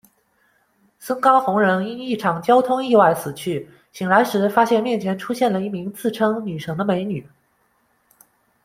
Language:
Chinese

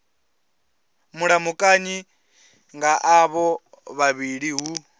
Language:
Venda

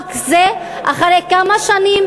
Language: Hebrew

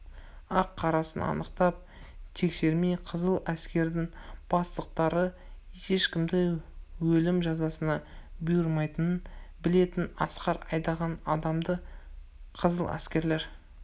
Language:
Kazakh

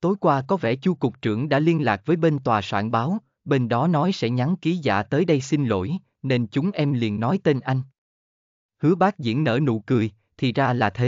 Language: Vietnamese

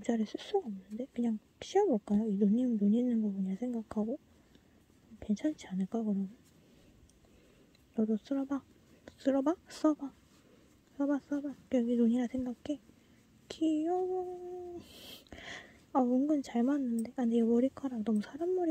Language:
Korean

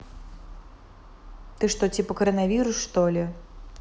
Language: Russian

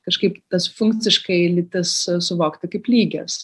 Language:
Lithuanian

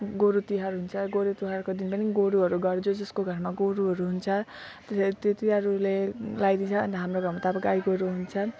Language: Nepali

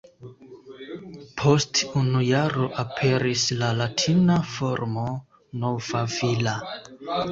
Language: Esperanto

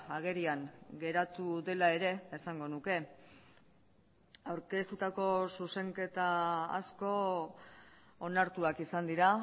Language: Basque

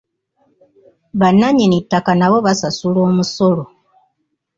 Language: Ganda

